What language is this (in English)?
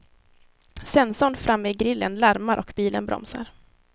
Swedish